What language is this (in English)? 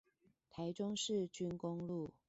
Chinese